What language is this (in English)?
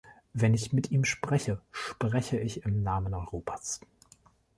German